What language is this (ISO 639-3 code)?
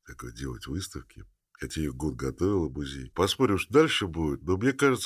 rus